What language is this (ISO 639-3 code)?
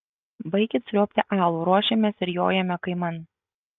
lit